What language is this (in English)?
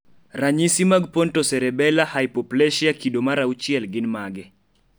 Luo (Kenya and Tanzania)